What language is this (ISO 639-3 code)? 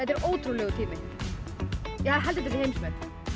isl